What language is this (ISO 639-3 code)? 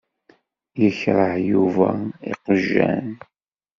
kab